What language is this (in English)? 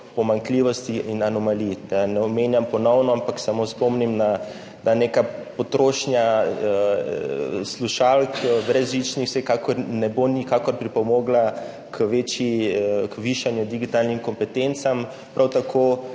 Slovenian